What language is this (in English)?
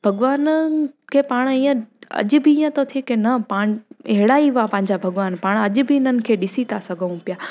Sindhi